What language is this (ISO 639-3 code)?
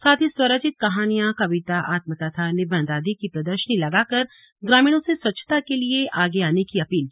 hin